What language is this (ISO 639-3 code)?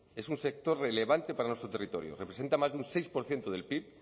spa